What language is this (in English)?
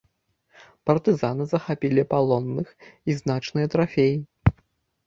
Belarusian